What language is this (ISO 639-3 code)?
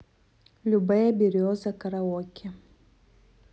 rus